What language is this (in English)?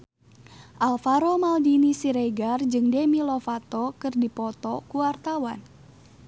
Sundanese